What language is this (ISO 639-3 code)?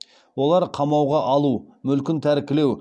kaz